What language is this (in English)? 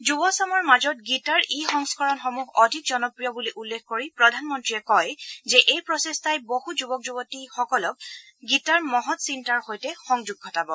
Assamese